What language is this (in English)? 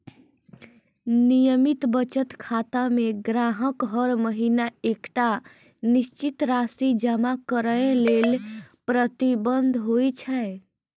Maithili